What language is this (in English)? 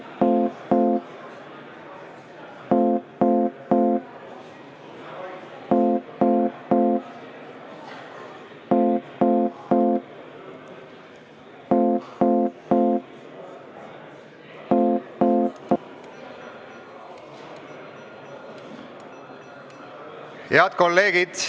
Estonian